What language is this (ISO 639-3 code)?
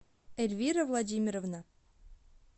rus